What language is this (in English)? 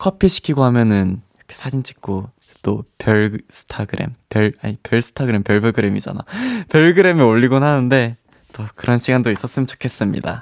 Korean